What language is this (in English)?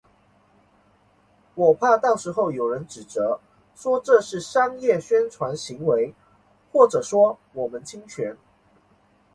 Chinese